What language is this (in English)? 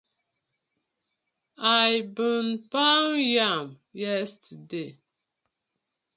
Nigerian Pidgin